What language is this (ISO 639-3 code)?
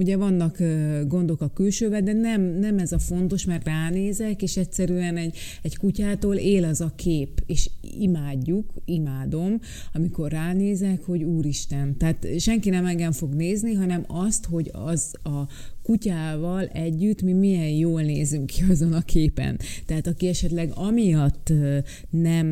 hun